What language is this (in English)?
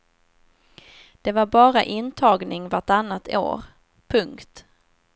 Swedish